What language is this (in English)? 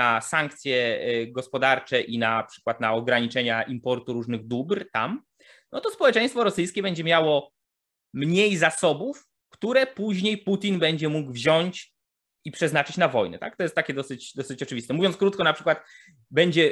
Polish